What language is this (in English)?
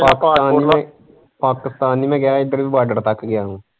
Punjabi